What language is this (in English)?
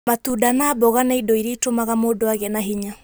Kikuyu